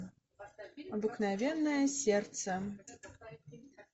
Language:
Russian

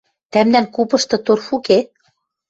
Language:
Western Mari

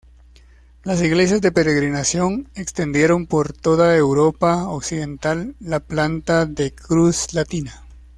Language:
Spanish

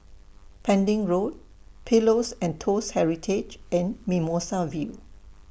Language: English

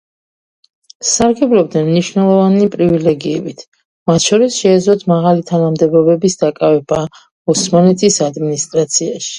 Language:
Georgian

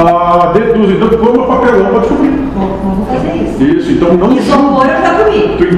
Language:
Portuguese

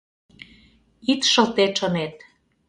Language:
Mari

